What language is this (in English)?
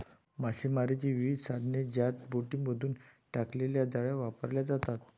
Marathi